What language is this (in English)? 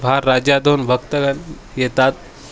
Marathi